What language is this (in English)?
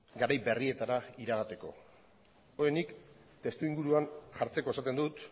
Basque